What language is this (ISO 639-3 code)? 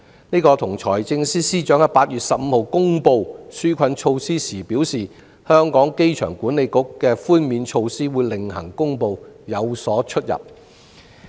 yue